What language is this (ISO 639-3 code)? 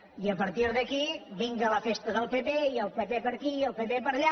cat